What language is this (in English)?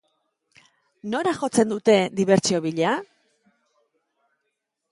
Basque